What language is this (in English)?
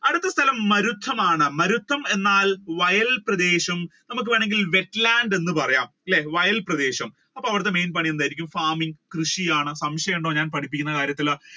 Malayalam